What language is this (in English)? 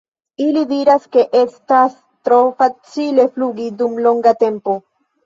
Esperanto